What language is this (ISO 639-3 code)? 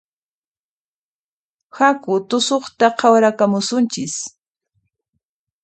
qxp